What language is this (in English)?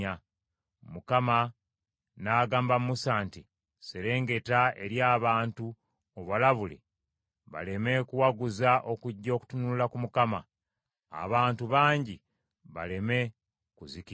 Ganda